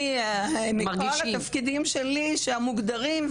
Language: Hebrew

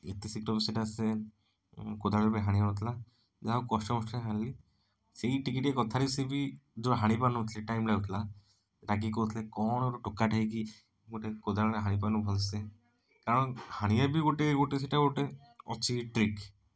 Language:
Odia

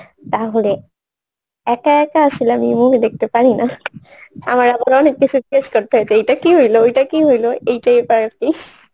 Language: Bangla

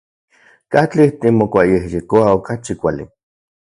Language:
Central Puebla Nahuatl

